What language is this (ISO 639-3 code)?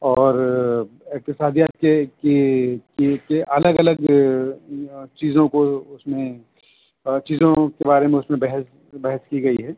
urd